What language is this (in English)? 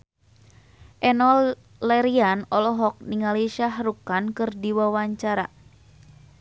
Sundanese